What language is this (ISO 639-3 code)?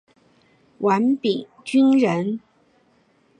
zho